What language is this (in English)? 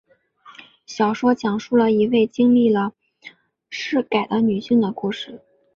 Chinese